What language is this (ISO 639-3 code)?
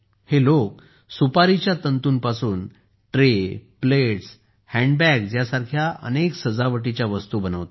mar